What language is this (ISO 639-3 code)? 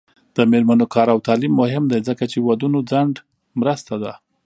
pus